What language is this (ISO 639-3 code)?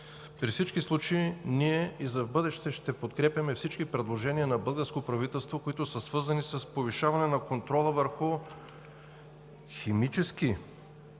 bul